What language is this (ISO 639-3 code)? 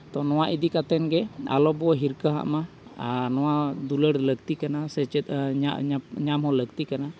sat